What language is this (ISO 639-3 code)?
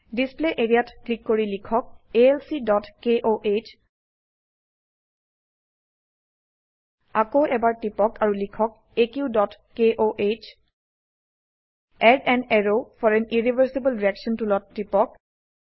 asm